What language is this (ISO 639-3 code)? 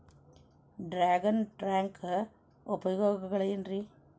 kan